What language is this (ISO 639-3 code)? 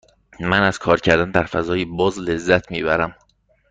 fas